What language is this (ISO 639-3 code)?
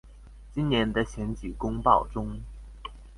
zho